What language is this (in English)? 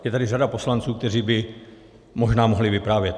Czech